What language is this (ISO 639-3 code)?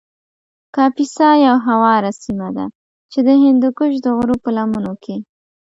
pus